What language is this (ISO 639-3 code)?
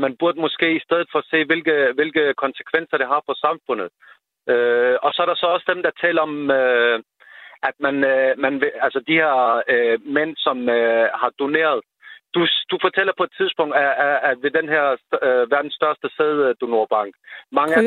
dan